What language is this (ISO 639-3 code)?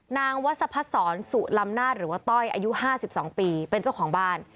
tha